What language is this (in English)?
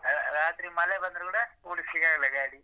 Kannada